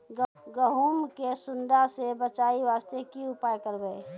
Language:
Maithili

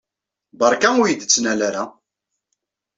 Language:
Kabyle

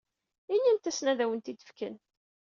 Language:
Kabyle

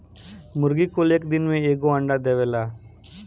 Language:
Bhojpuri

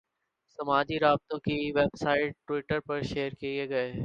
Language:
Urdu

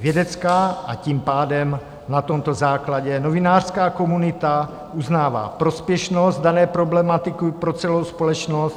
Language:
Czech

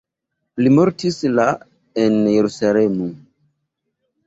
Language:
Esperanto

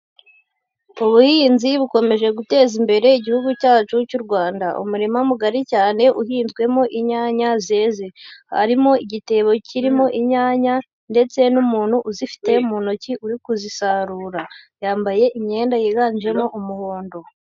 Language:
Kinyarwanda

